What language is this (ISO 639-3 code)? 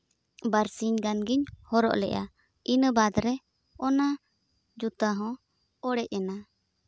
sat